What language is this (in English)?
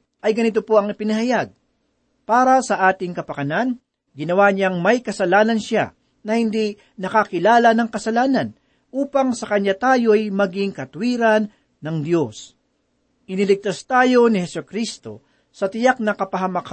Filipino